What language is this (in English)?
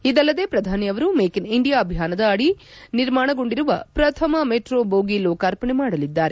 Kannada